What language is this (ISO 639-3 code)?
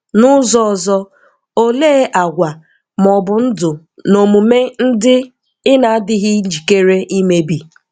ibo